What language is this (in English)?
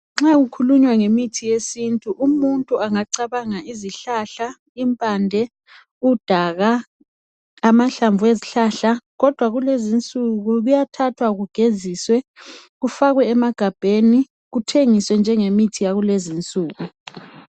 North Ndebele